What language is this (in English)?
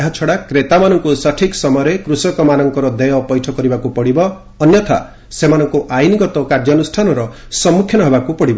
Odia